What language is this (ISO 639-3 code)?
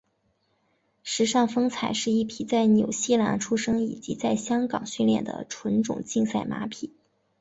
zho